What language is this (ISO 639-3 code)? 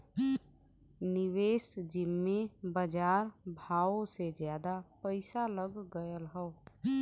bho